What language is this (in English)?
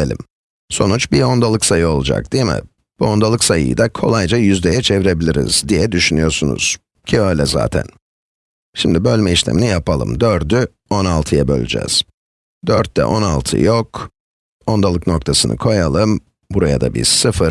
Turkish